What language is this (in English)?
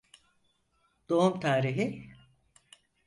Turkish